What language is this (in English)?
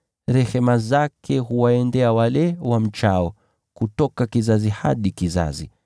Swahili